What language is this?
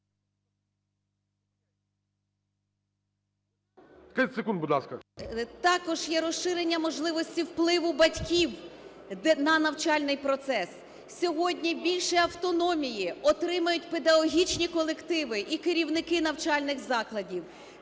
Ukrainian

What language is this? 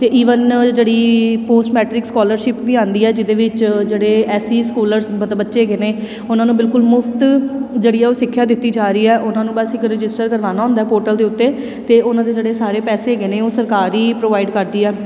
Punjabi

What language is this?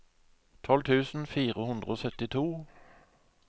Norwegian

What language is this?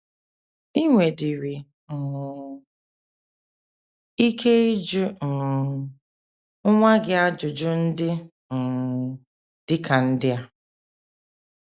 Igbo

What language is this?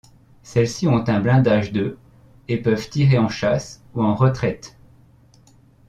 French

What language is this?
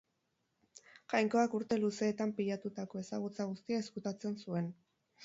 Basque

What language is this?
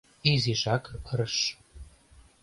Mari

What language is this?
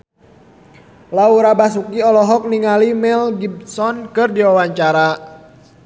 Sundanese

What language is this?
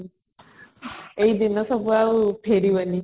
Odia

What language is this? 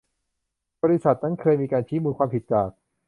Thai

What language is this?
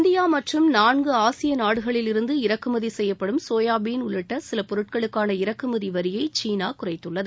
Tamil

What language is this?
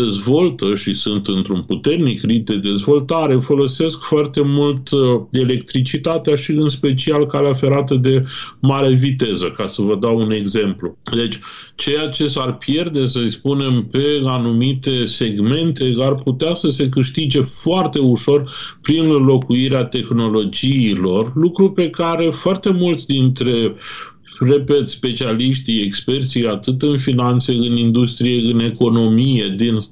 Romanian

